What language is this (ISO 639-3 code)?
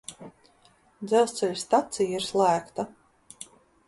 lav